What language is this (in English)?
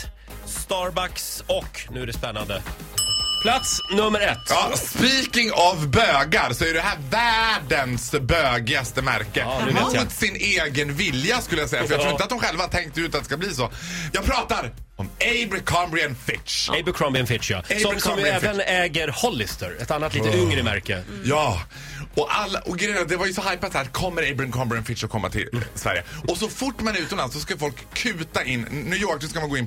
Swedish